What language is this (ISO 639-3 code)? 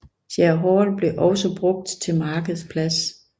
dan